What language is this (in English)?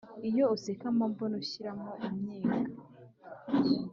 Kinyarwanda